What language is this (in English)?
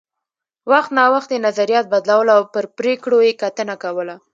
Pashto